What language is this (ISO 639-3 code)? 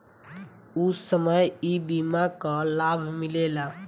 bho